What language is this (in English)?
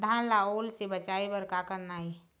Chhattisgarhi